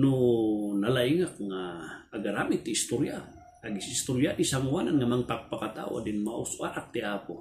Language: Filipino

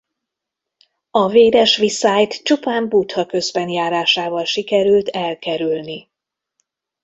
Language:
Hungarian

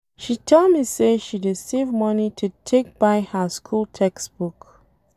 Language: Nigerian Pidgin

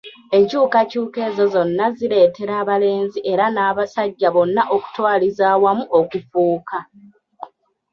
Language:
Ganda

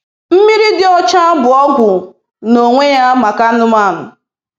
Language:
Igbo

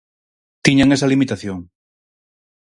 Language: Galician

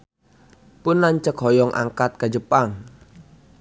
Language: Sundanese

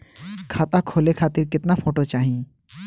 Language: Bhojpuri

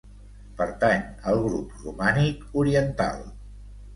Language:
Catalan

